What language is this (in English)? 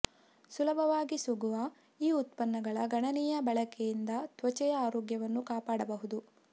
Kannada